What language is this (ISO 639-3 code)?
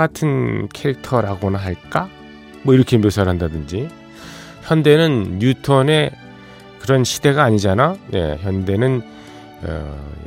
kor